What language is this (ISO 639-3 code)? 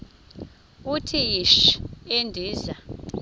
xho